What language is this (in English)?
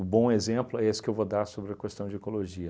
Portuguese